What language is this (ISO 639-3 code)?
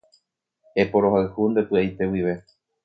grn